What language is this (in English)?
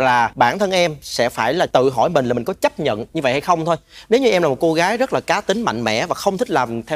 Vietnamese